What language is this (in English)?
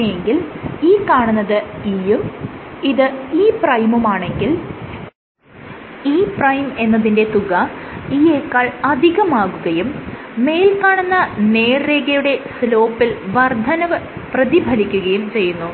Malayalam